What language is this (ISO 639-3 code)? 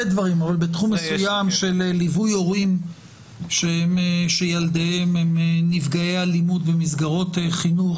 heb